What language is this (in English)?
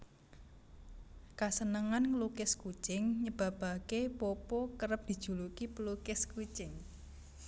Javanese